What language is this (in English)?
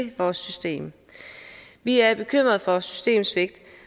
Danish